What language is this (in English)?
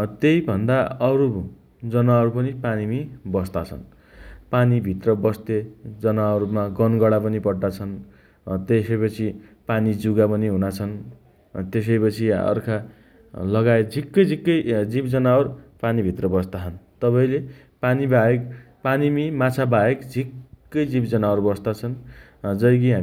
Dotyali